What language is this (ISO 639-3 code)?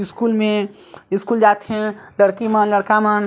hne